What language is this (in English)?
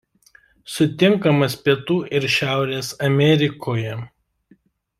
Lithuanian